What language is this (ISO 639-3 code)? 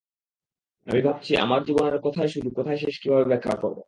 ben